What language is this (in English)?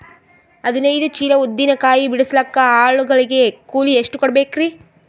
Kannada